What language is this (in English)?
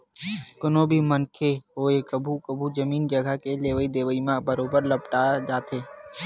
Chhattisgarhi